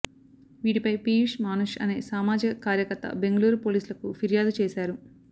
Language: Telugu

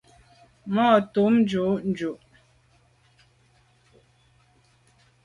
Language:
Medumba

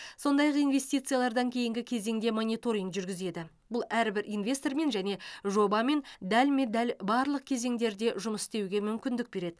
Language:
Kazakh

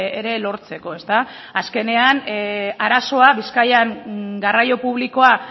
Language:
Basque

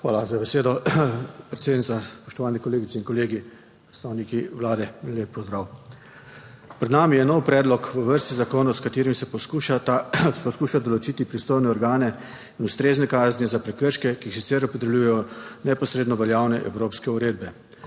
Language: Slovenian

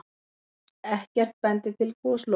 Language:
Icelandic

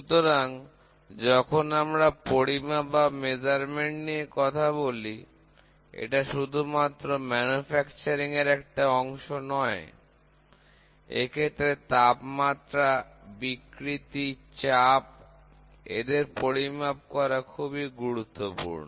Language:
Bangla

